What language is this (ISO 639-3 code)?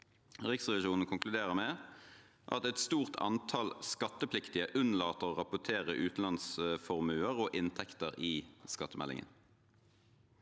nor